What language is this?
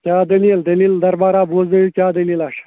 Kashmiri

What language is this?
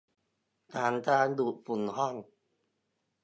Thai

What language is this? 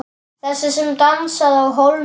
Icelandic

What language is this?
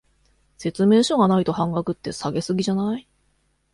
Japanese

